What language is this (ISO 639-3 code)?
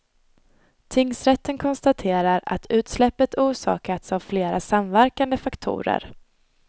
swe